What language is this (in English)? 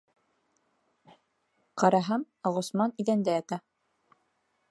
Bashkir